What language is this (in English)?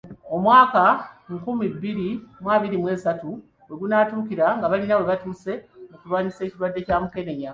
Ganda